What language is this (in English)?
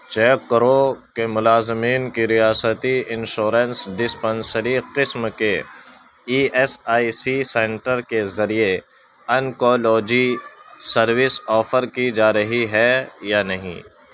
Urdu